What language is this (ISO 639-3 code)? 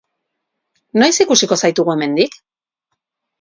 eus